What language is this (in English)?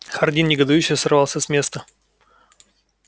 Russian